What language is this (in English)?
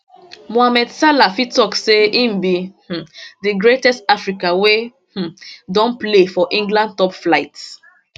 Nigerian Pidgin